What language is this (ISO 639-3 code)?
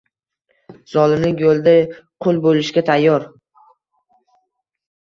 uzb